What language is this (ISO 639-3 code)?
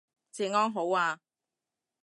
yue